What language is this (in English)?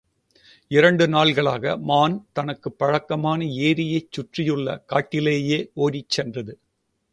Tamil